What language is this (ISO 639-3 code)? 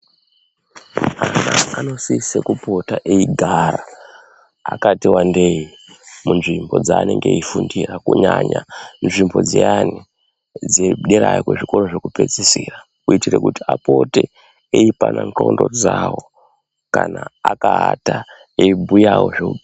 ndc